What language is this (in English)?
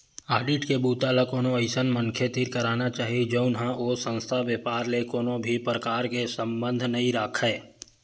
Chhattisgarhi